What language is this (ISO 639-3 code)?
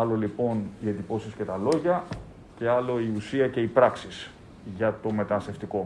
ell